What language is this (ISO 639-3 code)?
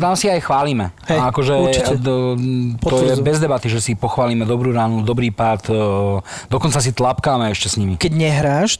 slk